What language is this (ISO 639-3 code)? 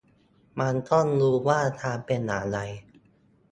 tha